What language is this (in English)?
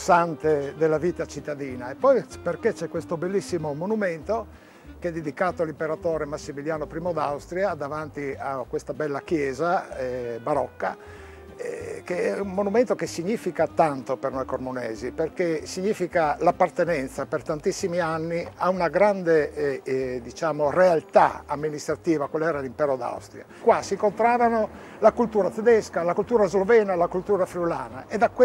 Italian